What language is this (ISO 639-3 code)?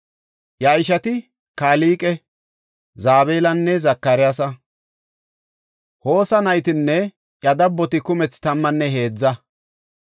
gof